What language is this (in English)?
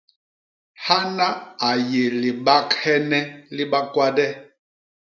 Basaa